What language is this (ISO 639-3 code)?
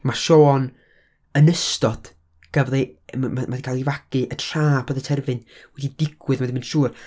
cym